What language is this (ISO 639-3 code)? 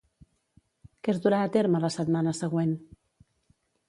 cat